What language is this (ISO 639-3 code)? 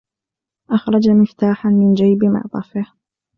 ara